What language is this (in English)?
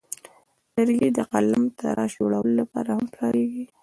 Pashto